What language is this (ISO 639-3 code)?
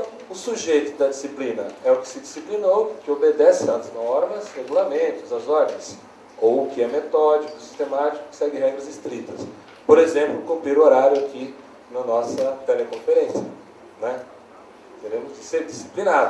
por